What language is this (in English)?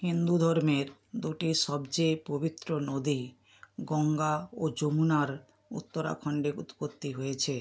Bangla